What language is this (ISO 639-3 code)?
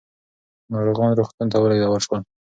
pus